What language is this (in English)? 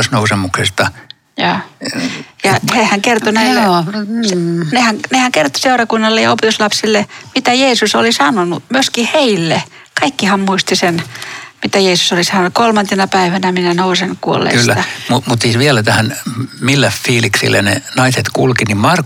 Finnish